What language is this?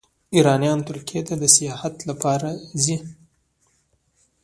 Pashto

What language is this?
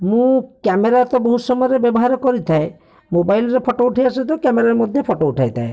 Odia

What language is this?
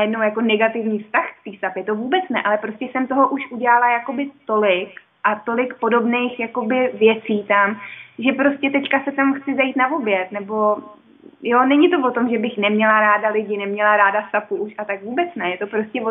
Czech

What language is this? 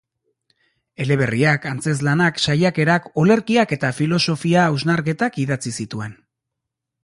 Basque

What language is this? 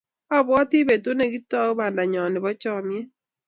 Kalenjin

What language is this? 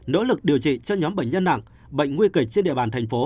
Vietnamese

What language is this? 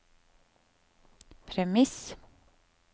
Norwegian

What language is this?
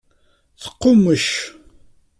Kabyle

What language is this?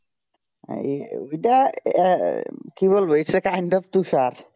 Bangla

